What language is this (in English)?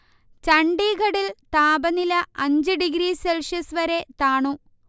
Malayalam